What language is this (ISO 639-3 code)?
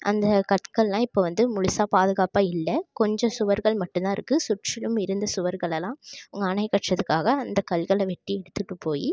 tam